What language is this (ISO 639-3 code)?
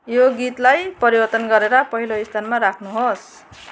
nep